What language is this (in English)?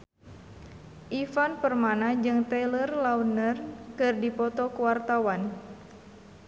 Sundanese